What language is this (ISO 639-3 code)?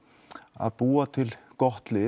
isl